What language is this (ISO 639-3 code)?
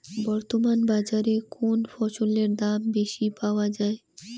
ben